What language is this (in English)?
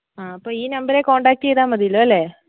Malayalam